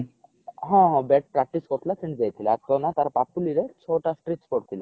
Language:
Odia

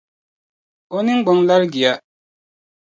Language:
Dagbani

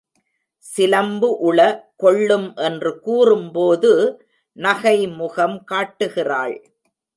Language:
Tamil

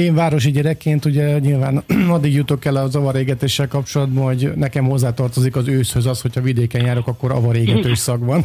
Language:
Hungarian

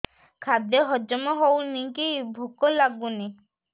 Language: Odia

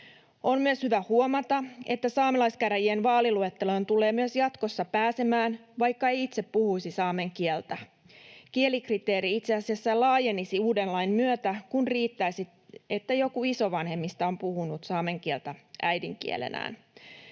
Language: Finnish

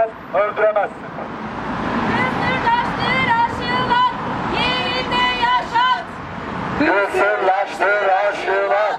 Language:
Turkish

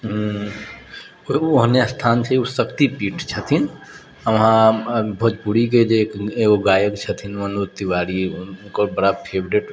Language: Maithili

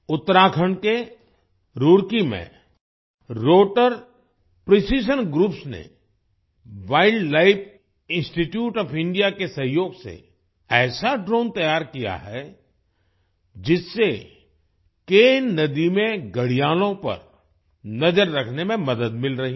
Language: Hindi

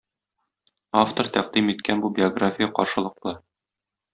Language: Tatar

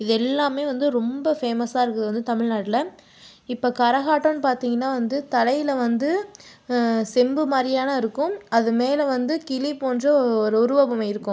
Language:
Tamil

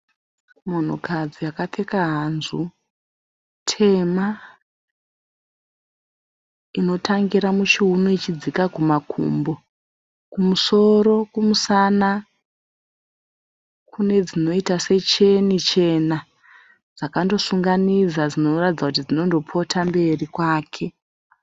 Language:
Shona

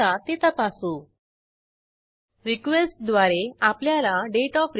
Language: Marathi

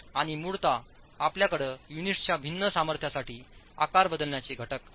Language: Marathi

